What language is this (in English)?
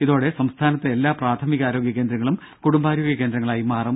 Malayalam